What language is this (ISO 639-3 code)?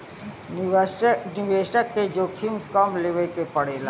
bho